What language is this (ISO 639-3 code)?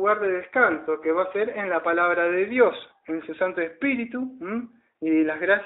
spa